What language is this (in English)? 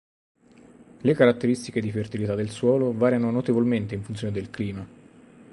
Italian